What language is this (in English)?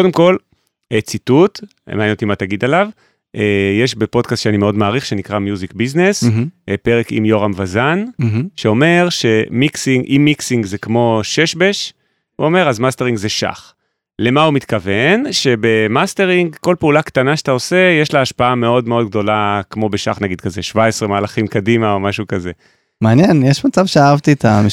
Hebrew